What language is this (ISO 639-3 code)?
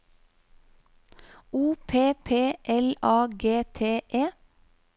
nor